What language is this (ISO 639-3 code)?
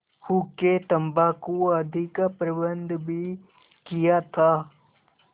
hin